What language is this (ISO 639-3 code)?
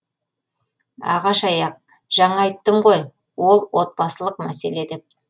kaz